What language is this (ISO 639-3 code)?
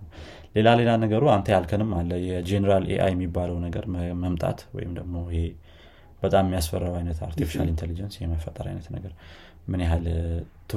amh